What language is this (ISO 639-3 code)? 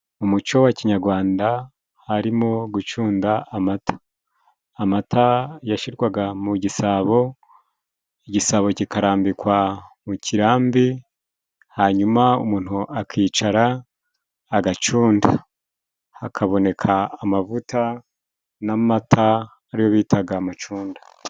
kin